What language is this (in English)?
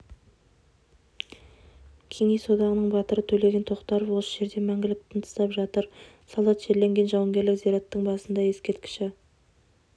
Kazakh